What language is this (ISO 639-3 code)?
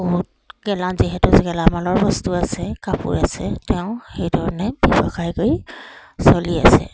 asm